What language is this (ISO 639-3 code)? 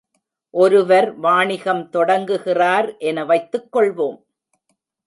tam